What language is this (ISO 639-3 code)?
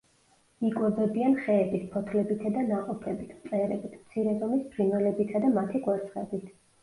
kat